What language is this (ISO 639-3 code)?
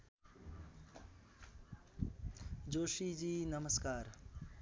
nep